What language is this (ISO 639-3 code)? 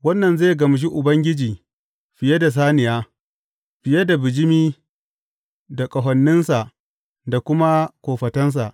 hau